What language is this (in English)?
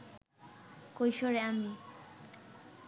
Bangla